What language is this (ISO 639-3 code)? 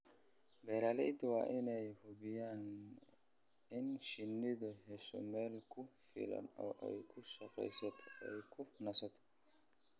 som